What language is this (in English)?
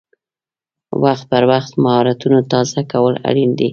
Pashto